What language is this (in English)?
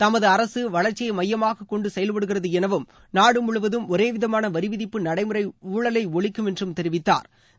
Tamil